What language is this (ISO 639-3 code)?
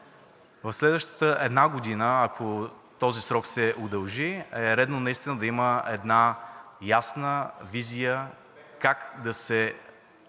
bul